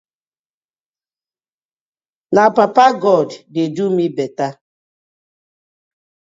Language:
Nigerian Pidgin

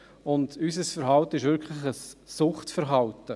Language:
Swiss German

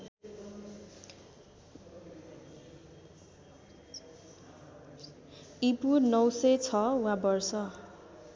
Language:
Nepali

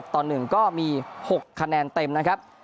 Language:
Thai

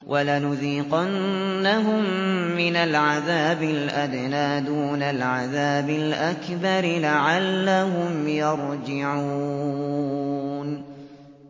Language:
Arabic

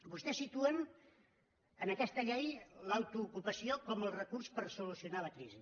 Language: Catalan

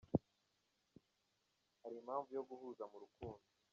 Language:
Kinyarwanda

